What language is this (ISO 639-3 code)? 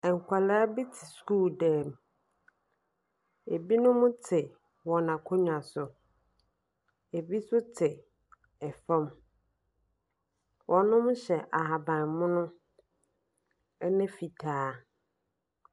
aka